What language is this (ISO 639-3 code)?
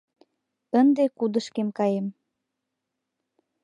chm